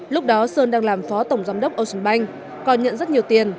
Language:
Vietnamese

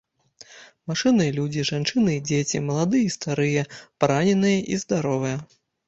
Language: Belarusian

